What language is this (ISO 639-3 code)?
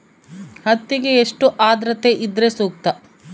kan